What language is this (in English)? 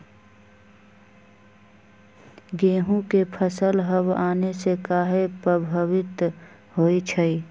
Magahi